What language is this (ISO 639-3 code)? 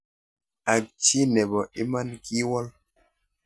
kln